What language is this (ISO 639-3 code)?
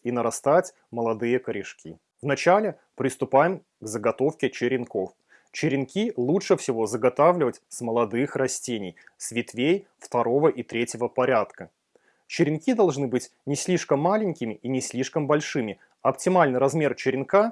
rus